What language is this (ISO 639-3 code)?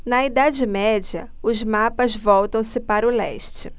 por